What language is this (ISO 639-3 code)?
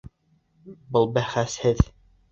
bak